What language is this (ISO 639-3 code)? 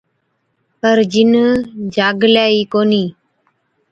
odk